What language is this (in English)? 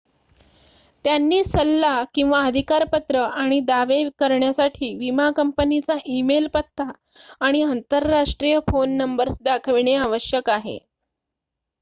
Marathi